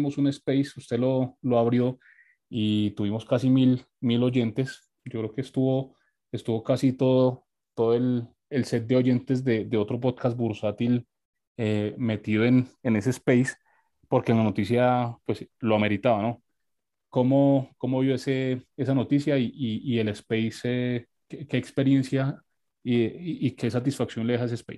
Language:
Spanish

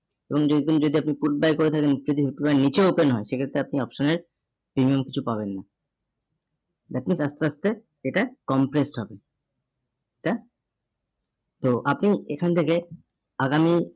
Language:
Bangla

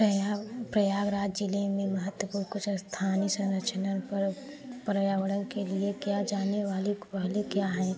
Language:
Hindi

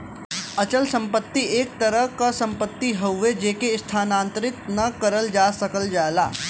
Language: Bhojpuri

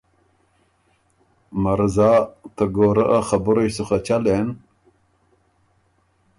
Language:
Ormuri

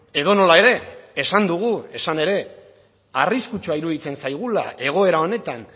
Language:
Basque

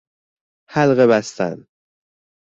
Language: Persian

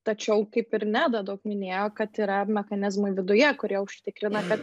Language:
Lithuanian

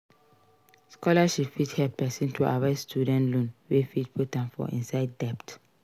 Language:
Nigerian Pidgin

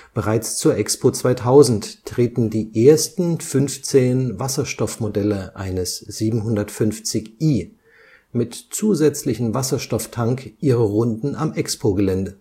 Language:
German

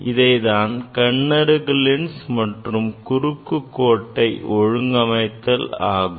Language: Tamil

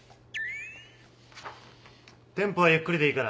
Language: Japanese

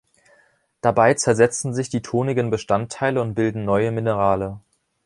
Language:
German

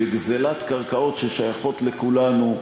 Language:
Hebrew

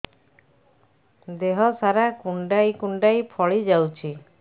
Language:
Odia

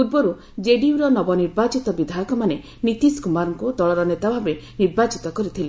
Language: Odia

